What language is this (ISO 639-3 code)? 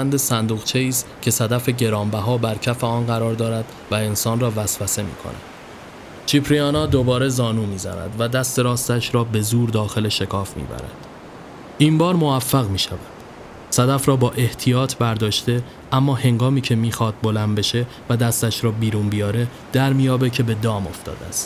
fas